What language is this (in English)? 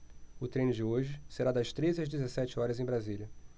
Portuguese